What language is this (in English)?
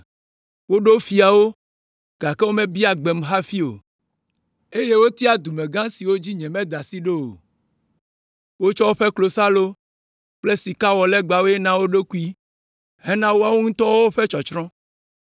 Ewe